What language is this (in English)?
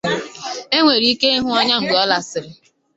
Igbo